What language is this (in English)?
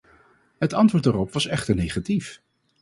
Dutch